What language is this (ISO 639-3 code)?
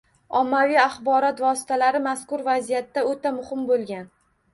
uzb